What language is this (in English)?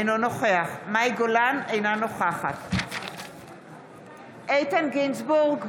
Hebrew